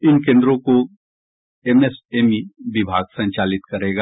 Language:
Hindi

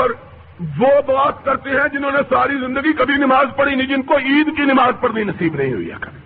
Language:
Urdu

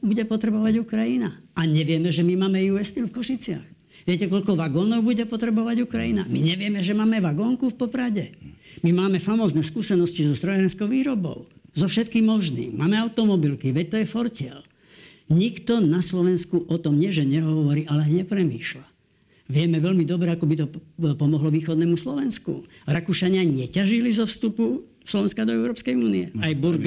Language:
Slovak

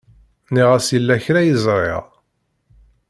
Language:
Kabyle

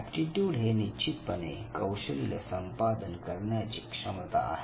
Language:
Marathi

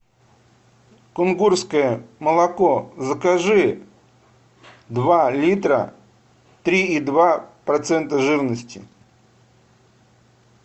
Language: Russian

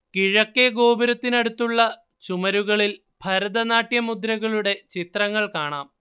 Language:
Malayalam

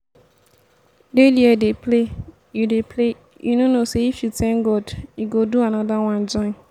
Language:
Nigerian Pidgin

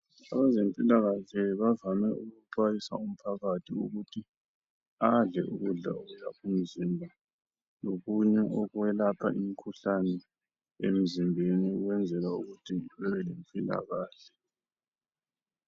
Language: North Ndebele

